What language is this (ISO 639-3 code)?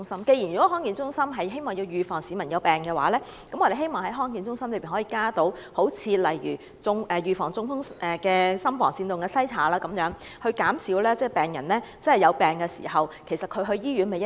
yue